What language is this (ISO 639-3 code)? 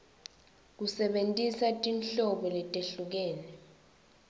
ssw